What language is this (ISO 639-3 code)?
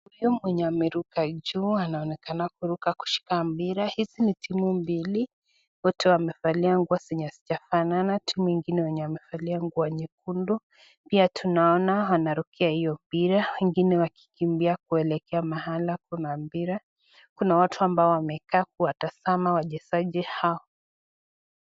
swa